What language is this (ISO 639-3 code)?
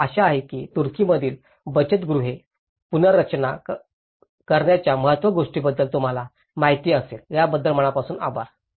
mar